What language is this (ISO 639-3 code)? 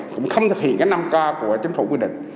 vie